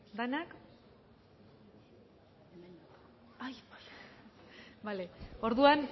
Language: Basque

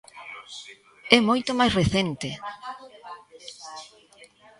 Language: Galician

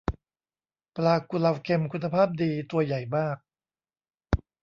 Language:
Thai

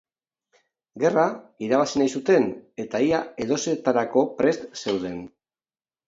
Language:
Basque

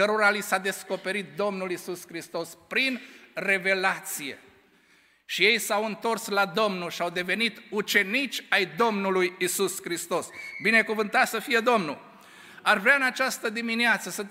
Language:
Romanian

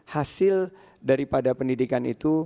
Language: Indonesian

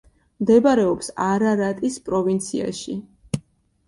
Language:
Georgian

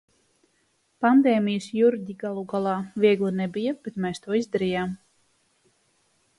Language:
Latvian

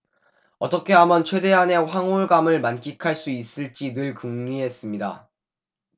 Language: Korean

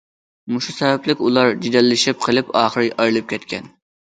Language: Uyghur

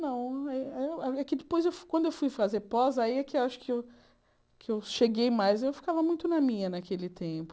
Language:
Portuguese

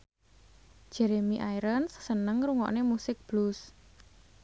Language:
Javanese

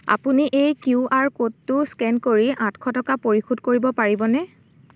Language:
Assamese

